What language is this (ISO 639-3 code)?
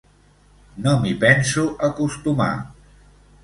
cat